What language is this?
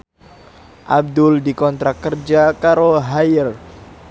Javanese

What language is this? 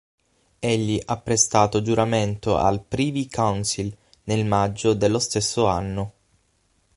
Italian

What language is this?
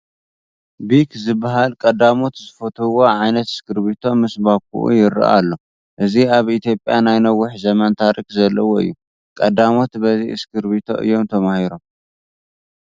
Tigrinya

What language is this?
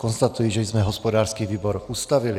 Czech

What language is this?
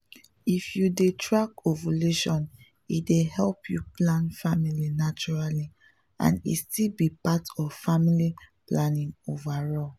Nigerian Pidgin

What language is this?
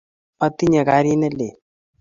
Kalenjin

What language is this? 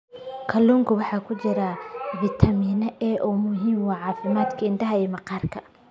Somali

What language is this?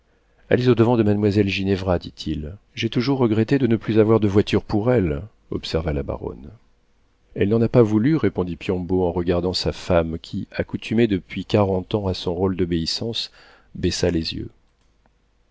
French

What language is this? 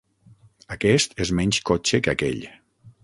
Catalan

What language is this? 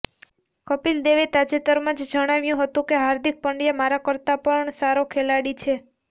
Gujarati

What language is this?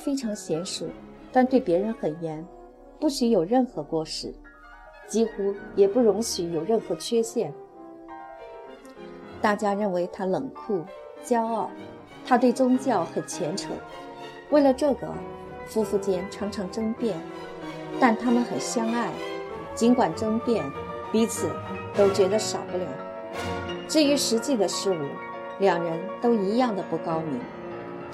Chinese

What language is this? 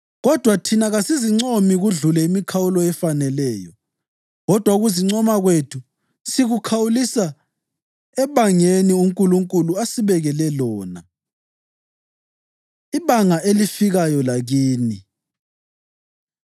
North Ndebele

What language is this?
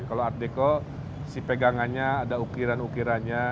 Indonesian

